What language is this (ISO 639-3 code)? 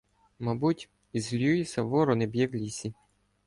ukr